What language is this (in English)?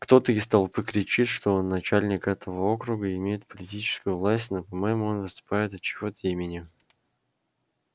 Russian